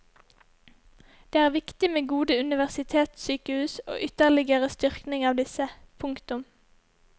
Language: Norwegian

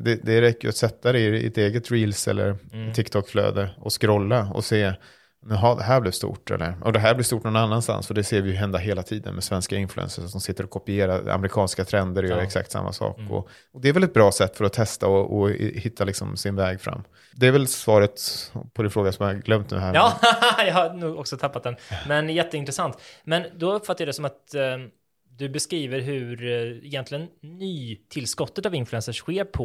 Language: Swedish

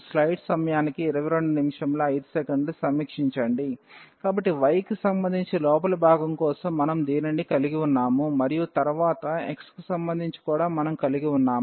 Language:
Telugu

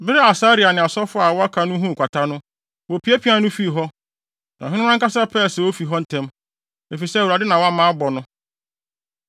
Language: Akan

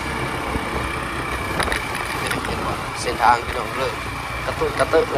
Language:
Thai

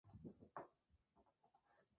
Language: Spanish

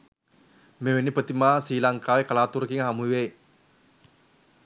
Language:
Sinhala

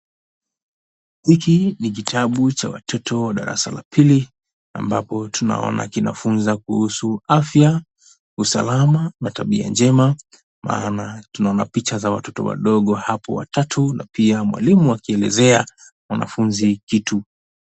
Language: Swahili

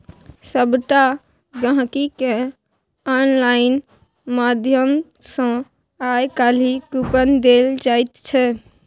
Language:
Maithili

